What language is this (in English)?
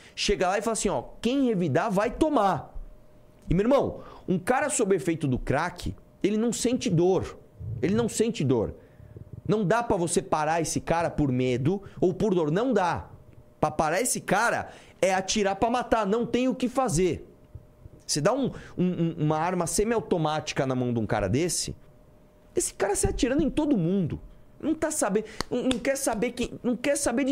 Portuguese